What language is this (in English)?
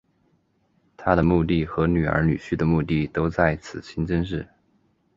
Chinese